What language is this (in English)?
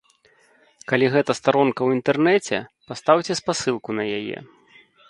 Belarusian